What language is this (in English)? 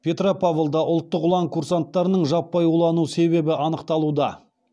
Kazakh